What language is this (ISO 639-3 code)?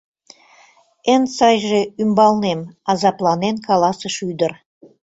chm